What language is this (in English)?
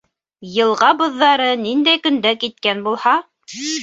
Bashkir